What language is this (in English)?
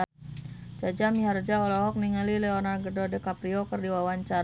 Sundanese